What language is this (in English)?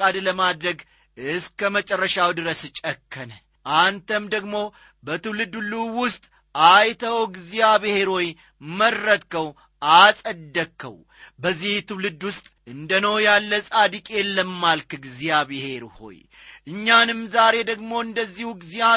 Amharic